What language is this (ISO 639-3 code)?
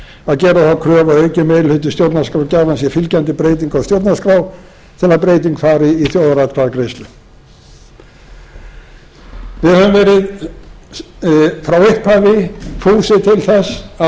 isl